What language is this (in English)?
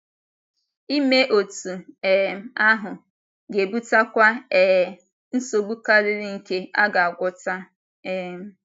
Igbo